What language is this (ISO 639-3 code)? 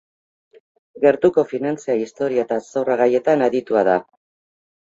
eus